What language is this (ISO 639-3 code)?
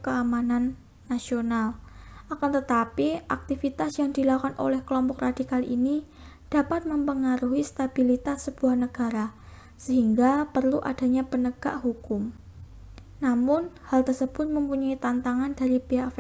ind